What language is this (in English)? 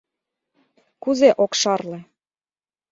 Mari